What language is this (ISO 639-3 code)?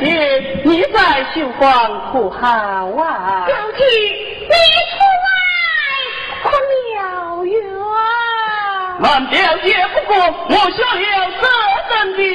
zho